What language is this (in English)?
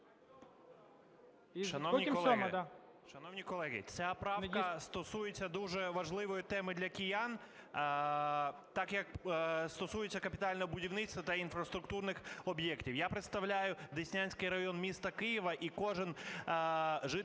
Ukrainian